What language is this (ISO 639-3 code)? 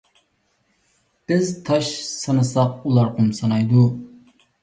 uig